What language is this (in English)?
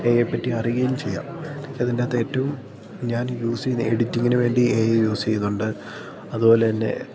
Malayalam